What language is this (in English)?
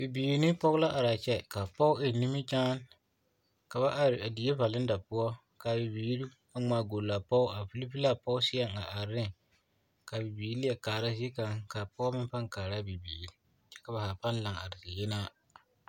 Southern Dagaare